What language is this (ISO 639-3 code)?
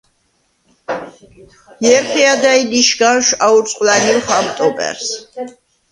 sva